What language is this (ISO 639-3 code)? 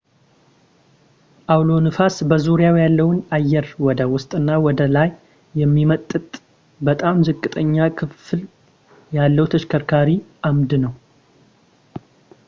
amh